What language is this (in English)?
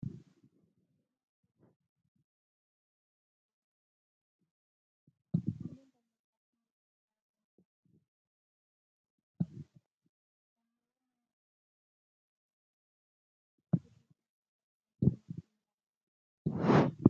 Oromo